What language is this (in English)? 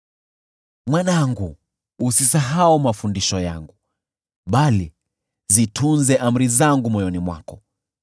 Swahili